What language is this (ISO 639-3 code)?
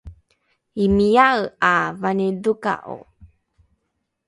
dru